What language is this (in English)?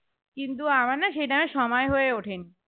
Bangla